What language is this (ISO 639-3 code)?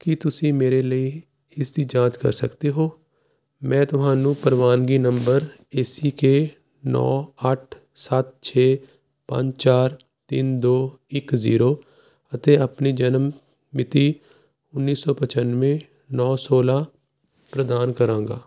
pan